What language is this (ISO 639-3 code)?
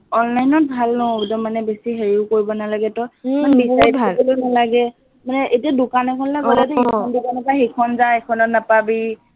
asm